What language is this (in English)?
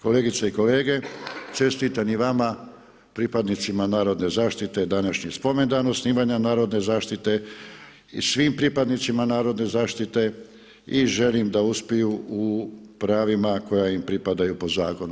Croatian